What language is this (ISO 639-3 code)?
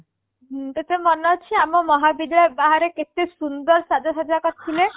ori